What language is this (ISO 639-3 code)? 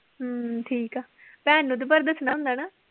pan